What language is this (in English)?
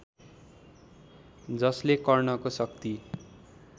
Nepali